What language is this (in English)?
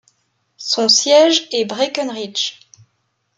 French